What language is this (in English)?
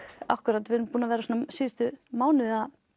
Icelandic